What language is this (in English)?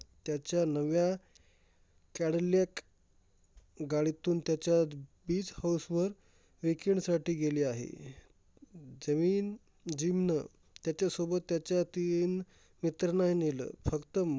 Marathi